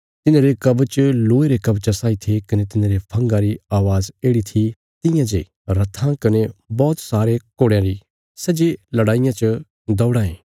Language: Bilaspuri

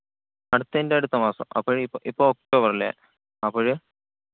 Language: Malayalam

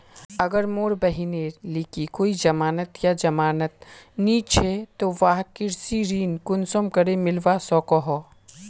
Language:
Magahi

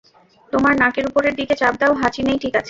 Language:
Bangla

